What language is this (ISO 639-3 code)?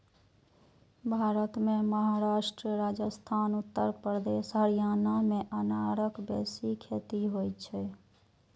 mai